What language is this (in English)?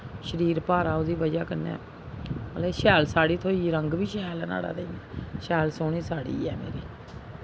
Dogri